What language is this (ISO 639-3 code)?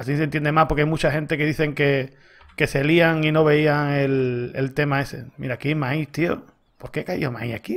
spa